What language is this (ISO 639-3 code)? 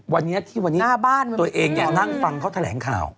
tha